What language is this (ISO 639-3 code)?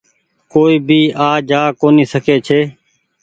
gig